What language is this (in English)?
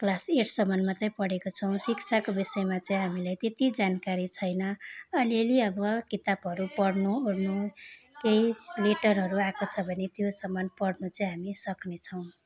Nepali